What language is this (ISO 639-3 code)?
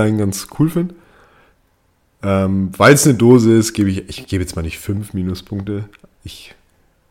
deu